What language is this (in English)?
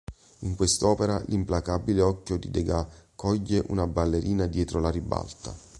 Italian